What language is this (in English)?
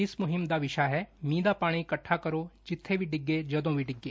Punjabi